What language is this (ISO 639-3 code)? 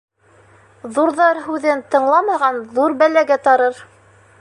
bak